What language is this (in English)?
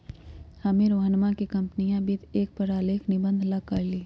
Magahi